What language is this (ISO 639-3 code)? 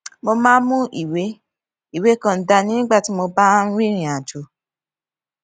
yor